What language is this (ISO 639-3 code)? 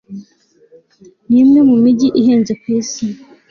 kin